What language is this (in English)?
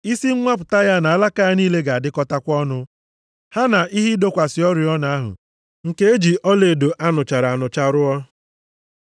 Igbo